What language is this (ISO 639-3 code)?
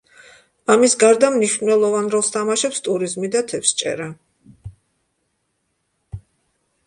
kat